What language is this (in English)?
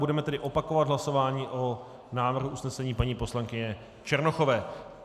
Czech